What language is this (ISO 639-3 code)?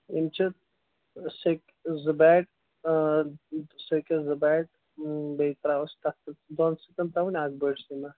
kas